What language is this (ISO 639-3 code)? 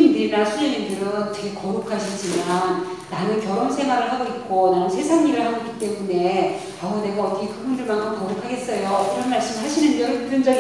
kor